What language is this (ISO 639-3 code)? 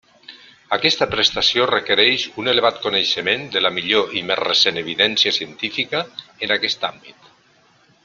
cat